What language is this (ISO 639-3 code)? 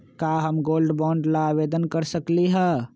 mag